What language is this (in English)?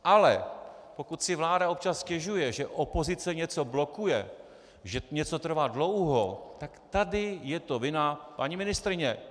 Czech